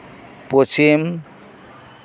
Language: Santali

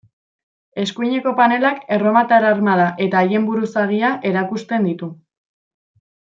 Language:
Basque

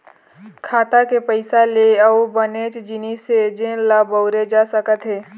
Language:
Chhattisgarhi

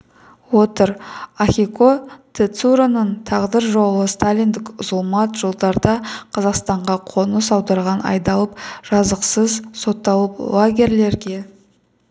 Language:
Kazakh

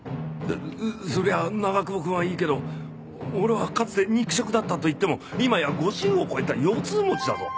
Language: Japanese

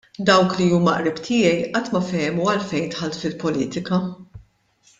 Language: Maltese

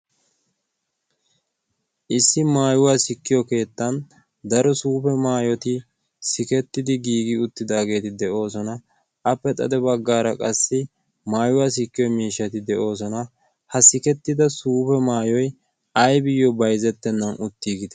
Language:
Wolaytta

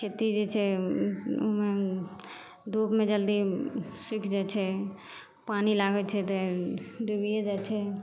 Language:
Maithili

